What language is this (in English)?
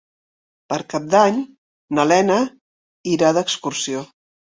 Catalan